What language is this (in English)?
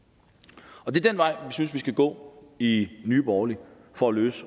Danish